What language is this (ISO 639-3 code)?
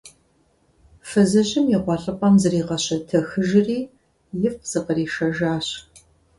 kbd